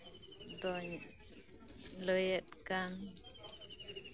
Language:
Santali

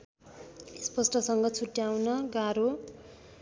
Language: Nepali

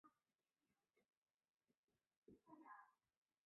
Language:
Chinese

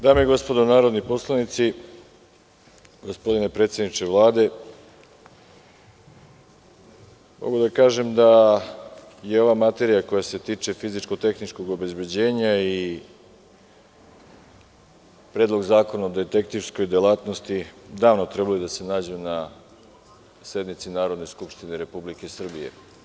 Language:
Serbian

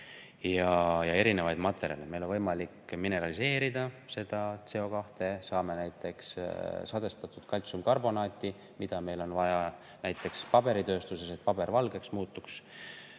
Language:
Estonian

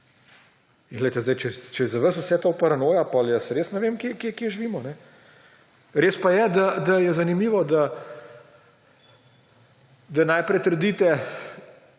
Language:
Slovenian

